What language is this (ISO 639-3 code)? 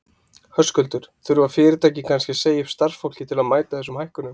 isl